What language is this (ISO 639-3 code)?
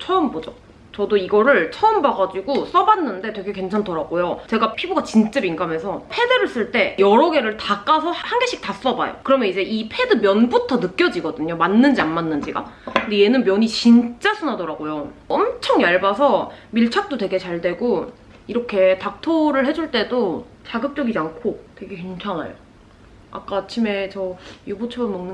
kor